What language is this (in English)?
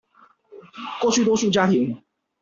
Chinese